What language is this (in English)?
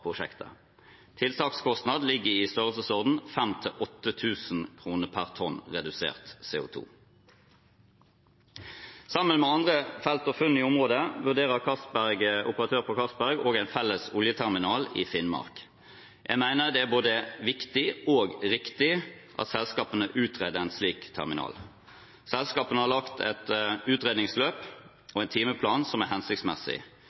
Norwegian Bokmål